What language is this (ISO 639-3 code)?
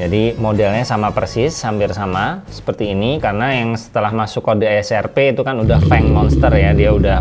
ind